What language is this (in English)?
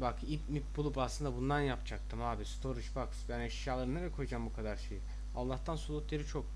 Turkish